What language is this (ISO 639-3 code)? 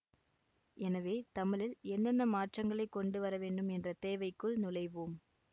tam